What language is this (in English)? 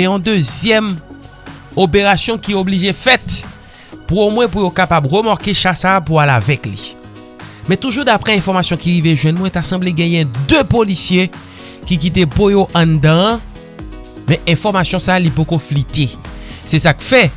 French